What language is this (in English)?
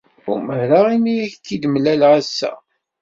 Kabyle